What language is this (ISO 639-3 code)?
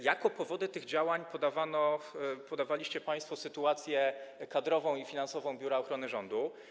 pol